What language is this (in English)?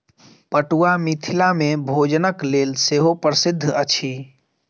Maithili